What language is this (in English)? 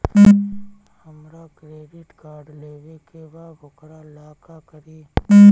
Bhojpuri